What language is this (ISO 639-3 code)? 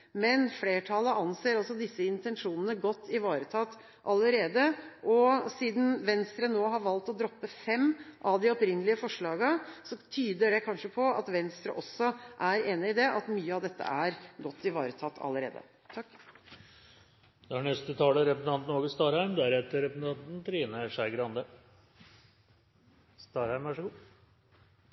nor